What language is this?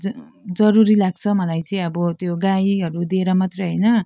Nepali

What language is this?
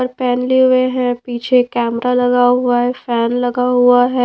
Hindi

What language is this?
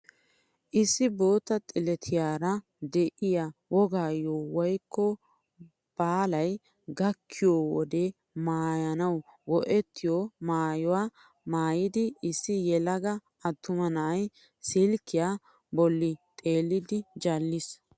Wolaytta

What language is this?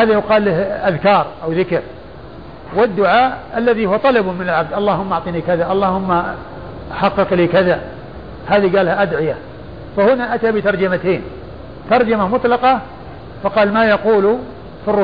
Arabic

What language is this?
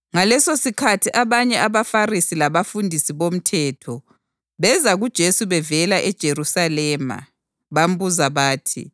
North Ndebele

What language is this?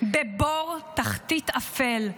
Hebrew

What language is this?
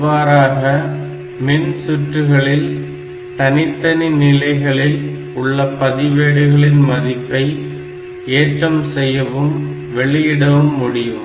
Tamil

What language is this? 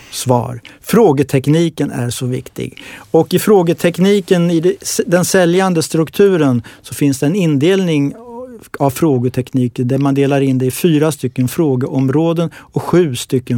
Swedish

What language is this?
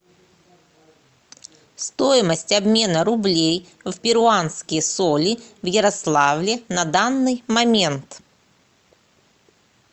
Russian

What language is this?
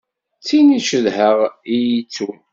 Kabyle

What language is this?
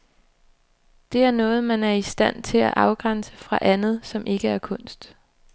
Danish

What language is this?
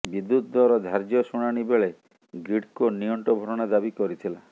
Odia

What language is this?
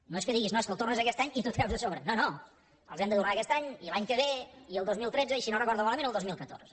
Catalan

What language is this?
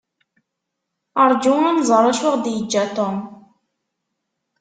Kabyle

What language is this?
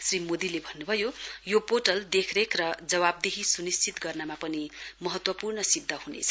Nepali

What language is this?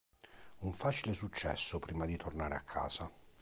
Italian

